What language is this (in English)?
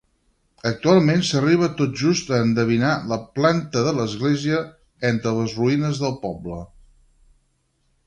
Catalan